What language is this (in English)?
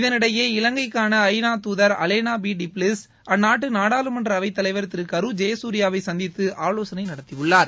Tamil